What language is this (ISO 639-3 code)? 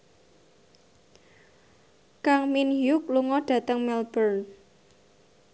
jav